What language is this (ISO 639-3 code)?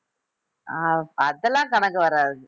tam